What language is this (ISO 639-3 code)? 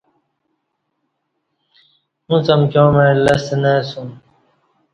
bsh